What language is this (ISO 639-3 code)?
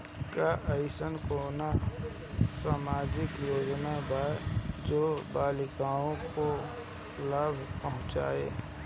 bho